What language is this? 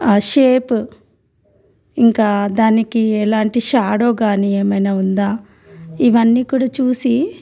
Telugu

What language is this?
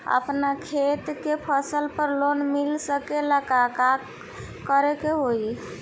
Bhojpuri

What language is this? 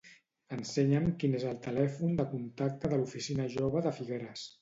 Catalan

